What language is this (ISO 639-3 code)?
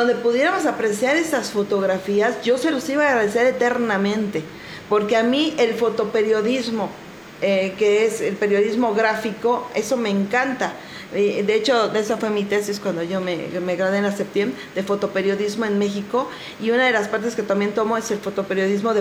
spa